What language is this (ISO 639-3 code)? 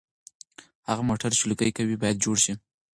pus